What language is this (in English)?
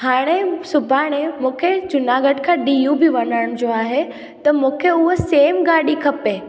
Sindhi